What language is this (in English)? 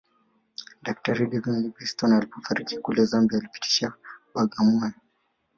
Swahili